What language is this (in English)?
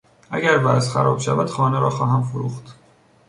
Persian